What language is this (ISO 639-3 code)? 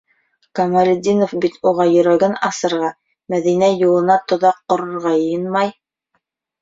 bak